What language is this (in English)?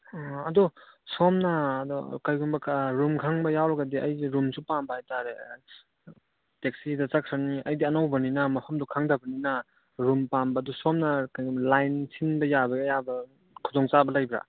Manipuri